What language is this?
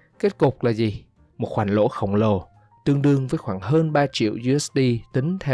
Vietnamese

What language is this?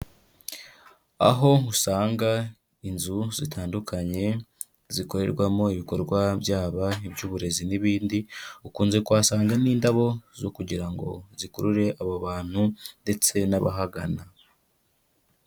Kinyarwanda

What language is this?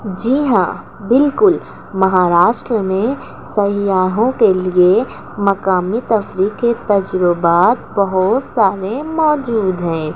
Urdu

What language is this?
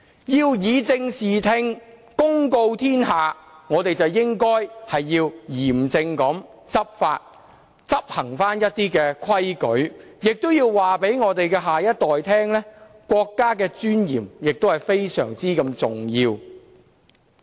Cantonese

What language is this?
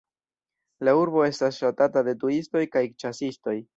Esperanto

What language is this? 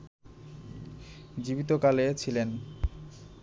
Bangla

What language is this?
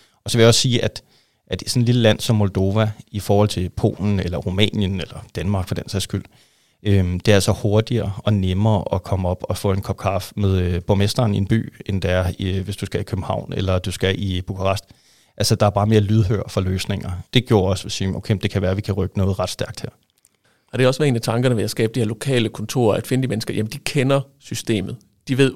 Danish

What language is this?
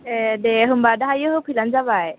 Bodo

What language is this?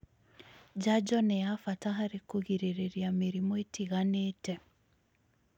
Kikuyu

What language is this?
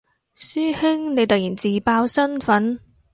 Cantonese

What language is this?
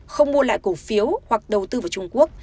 Vietnamese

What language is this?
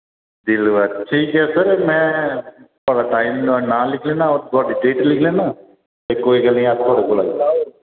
Dogri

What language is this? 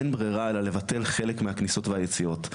Hebrew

